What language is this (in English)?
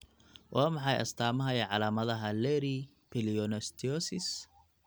Somali